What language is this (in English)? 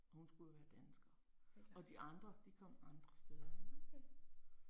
Danish